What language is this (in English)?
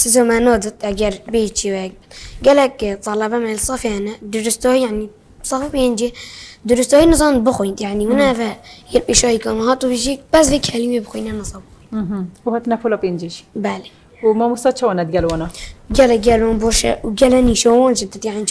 Arabic